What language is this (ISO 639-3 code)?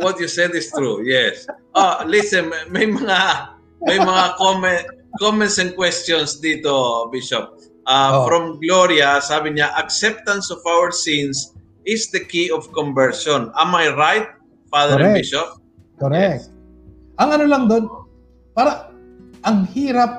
fil